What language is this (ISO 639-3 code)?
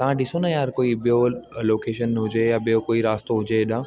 snd